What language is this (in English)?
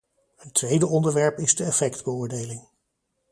Dutch